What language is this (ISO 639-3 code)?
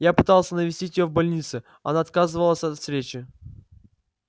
rus